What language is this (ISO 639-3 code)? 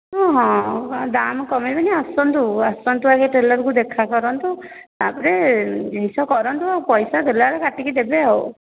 ori